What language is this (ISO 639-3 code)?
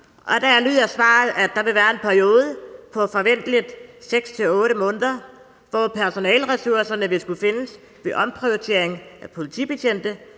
dan